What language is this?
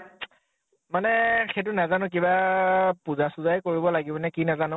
Assamese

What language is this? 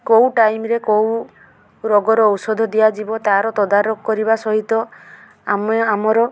Odia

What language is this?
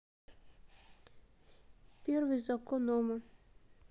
Russian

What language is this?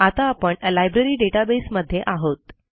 Marathi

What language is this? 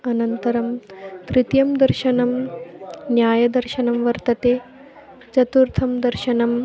Sanskrit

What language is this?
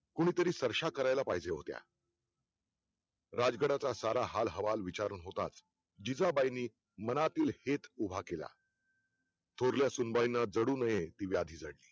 Marathi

